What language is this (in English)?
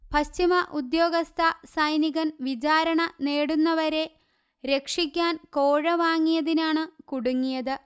Malayalam